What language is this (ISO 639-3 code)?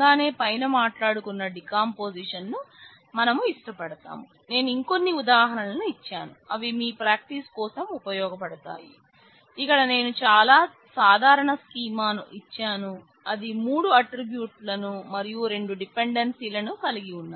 tel